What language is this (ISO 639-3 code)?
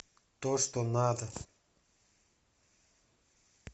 rus